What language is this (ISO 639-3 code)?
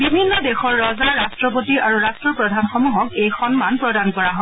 asm